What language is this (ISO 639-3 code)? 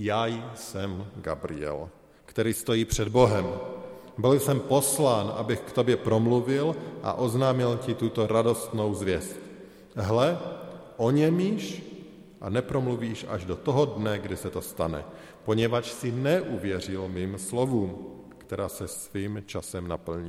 ces